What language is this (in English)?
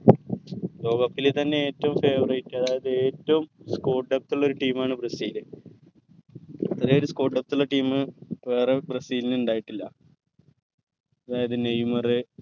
Malayalam